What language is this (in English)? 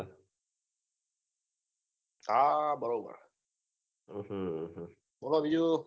Gujarati